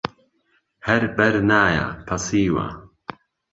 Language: Central Kurdish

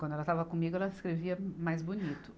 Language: Portuguese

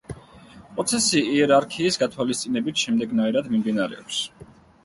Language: Georgian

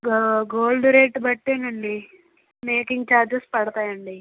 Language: Telugu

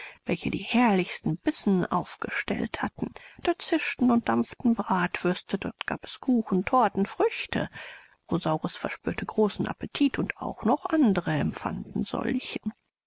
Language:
German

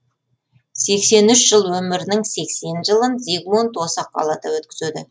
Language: Kazakh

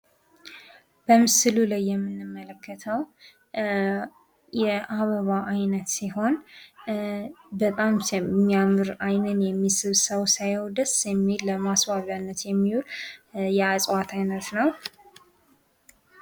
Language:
Amharic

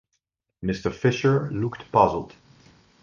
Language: English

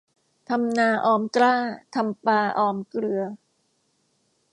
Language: Thai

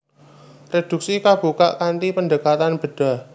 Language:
Javanese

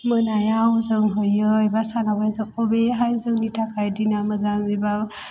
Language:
Bodo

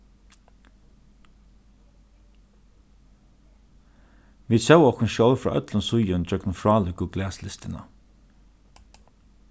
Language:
Faroese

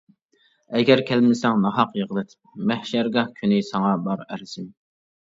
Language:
Uyghur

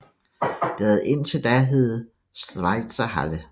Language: Danish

